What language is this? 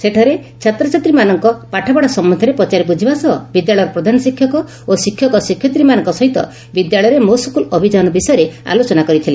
Odia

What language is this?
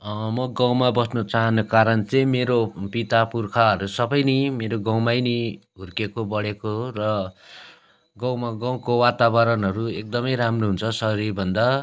Nepali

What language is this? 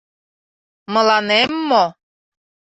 Mari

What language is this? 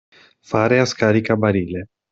Italian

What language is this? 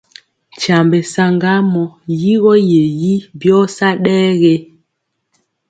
Mpiemo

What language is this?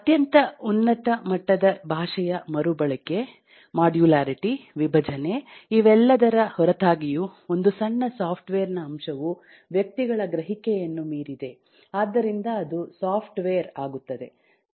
Kannada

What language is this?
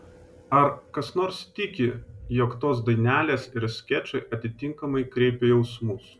Lithuanian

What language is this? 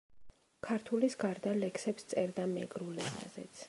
Georgian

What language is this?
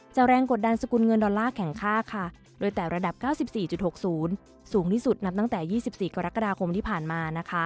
Thai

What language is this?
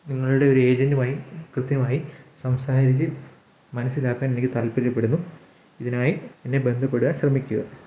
Malayalam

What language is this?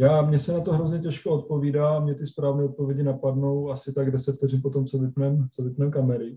Czech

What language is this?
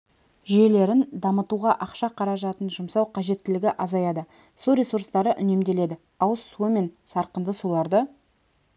Kazakh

